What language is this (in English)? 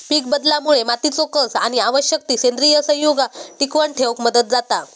Marathi